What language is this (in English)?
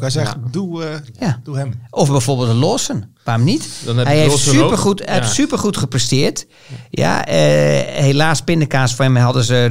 Dutch